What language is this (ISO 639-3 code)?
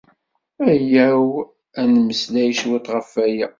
kab